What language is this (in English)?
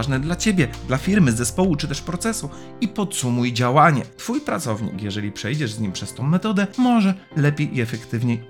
Polish